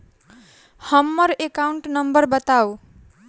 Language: Maithili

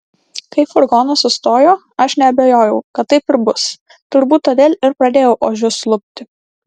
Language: Lithuanian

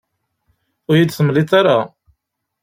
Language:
Kabyle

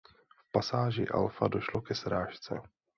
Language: Czech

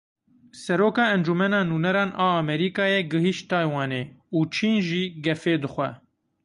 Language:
Kurdish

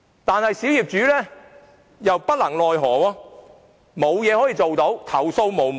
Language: Cantonese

